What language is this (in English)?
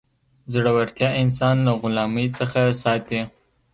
Pashto